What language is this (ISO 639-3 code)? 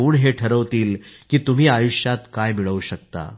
mar